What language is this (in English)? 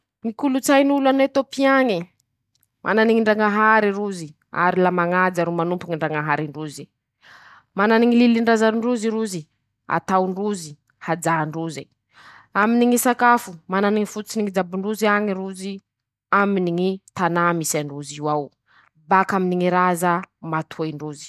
Masikoro Malagasy